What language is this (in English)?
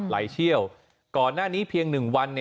Thai